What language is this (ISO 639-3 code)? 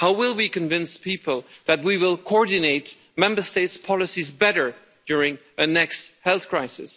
eng